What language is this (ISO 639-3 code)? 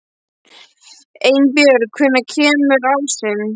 isl